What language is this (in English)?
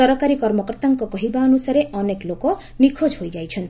Odia